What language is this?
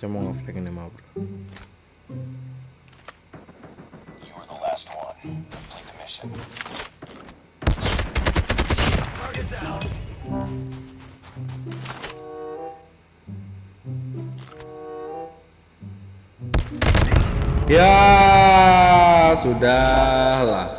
Indonesian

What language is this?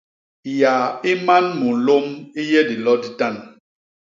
Basaa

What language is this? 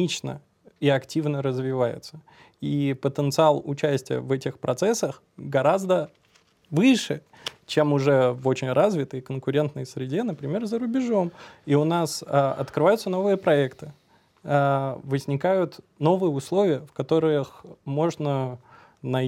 Russian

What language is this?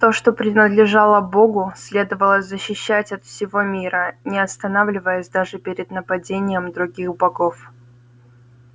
Russian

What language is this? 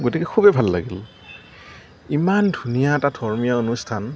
Assamese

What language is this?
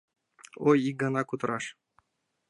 Mari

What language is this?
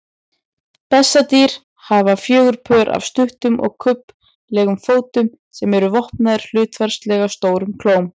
Icelandic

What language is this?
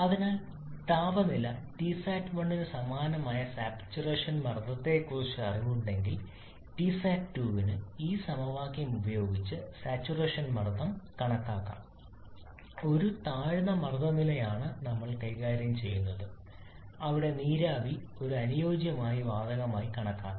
Malayalam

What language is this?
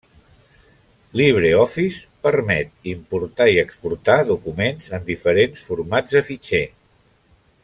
Catalan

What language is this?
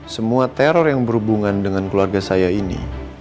Indonesian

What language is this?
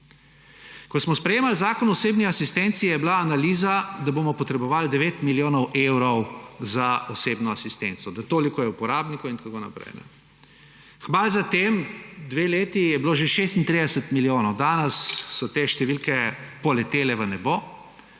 Slovenian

